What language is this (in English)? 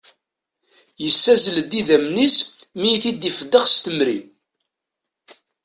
Kabyle